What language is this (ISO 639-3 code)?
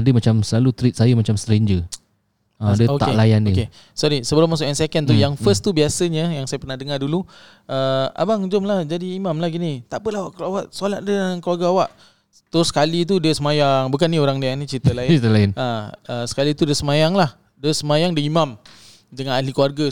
msa